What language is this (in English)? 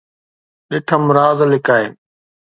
Sindhi